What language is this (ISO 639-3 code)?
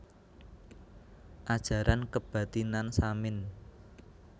jav